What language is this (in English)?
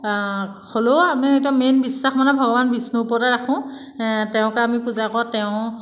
Assamese